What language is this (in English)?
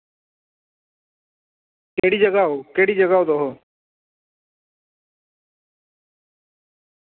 Dogri